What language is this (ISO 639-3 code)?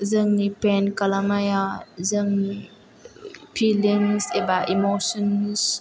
brx